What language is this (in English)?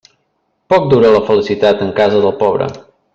Catalan